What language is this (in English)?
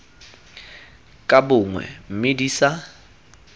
Tswana